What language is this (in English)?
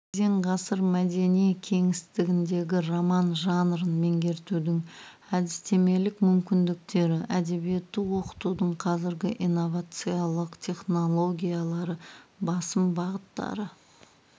Kazakh